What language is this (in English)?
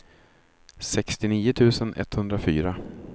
Swedish